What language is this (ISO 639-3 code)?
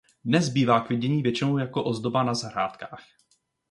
ces